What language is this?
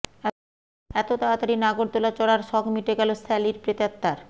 Bangla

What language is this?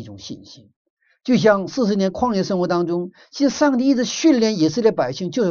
Chinese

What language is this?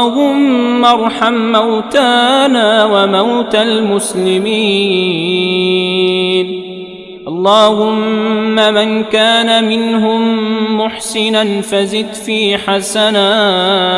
Arabic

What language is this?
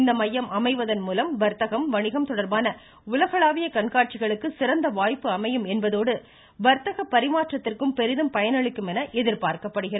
Tamil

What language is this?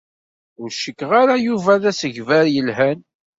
Kabyle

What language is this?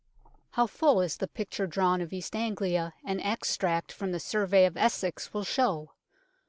English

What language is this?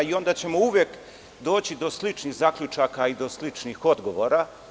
Serbian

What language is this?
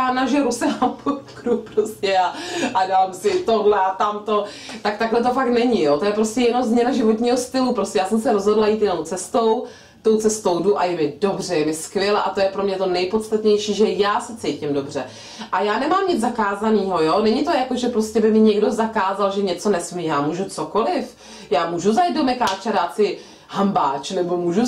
Czech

